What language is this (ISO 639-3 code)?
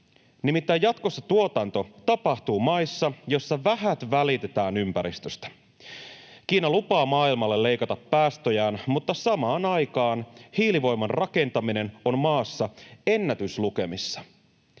fin